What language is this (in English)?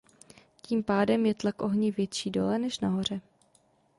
Czech